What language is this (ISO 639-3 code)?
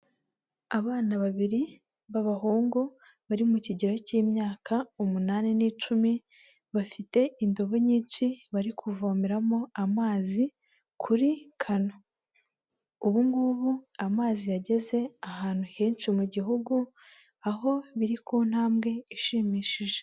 kin